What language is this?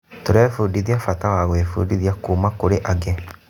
Kikuyu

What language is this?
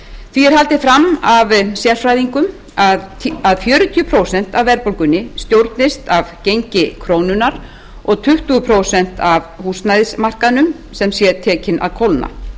Icelandic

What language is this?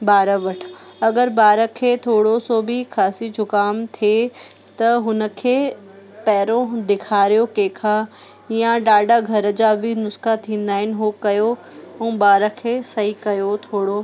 Sindhi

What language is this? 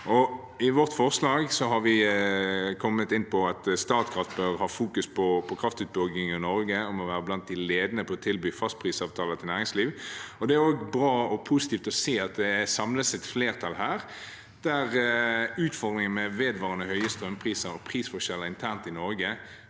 Norwegian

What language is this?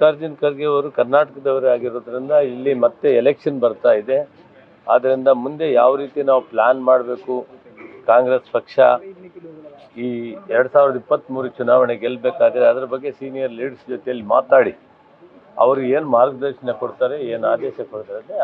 Arabic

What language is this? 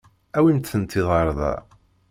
Kabyle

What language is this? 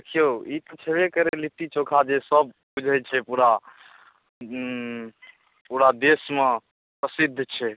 Maithili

